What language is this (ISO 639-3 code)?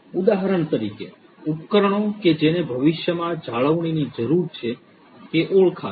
guj